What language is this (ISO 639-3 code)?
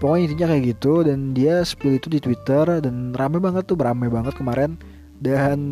ind